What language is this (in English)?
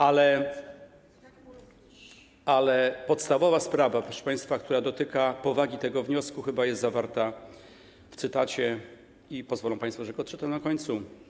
Polish